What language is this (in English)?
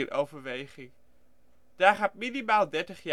Dutch